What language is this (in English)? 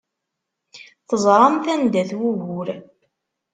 Kabyle